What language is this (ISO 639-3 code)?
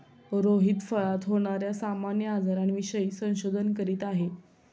mar